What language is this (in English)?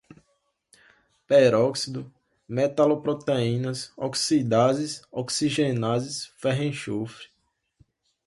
Portuguese